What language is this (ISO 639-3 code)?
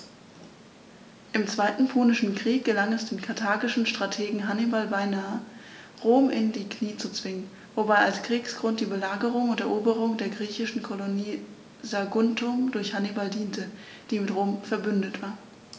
deu